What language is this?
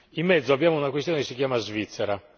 Italian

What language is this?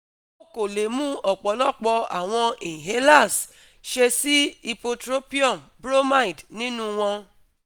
Yoruba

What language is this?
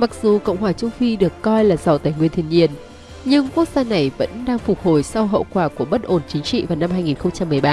Vietnamese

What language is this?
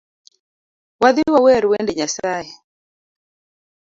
Luo (Kenya and Tanzania)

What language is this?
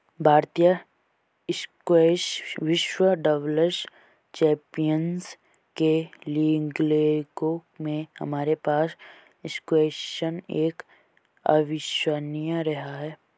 Hindi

